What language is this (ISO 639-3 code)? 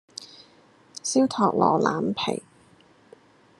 yue